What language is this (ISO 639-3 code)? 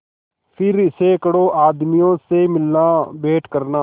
hin